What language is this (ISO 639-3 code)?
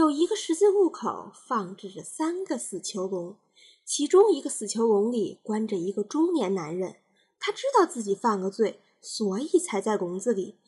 zho